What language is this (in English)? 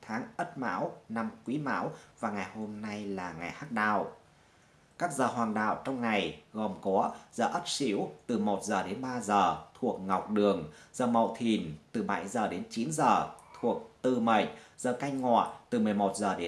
Vietnamese